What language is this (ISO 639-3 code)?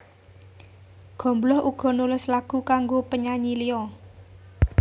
jav